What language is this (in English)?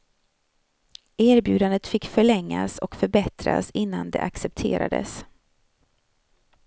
Swedish